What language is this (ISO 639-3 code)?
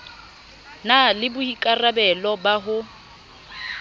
sot